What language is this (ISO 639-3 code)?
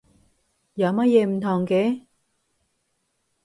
yue